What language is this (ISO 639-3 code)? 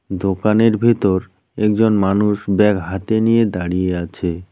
ben